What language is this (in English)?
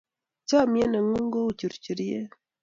Kalenjin